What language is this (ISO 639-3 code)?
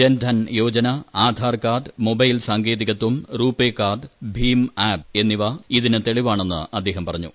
mal